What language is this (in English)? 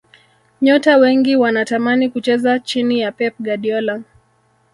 Swahili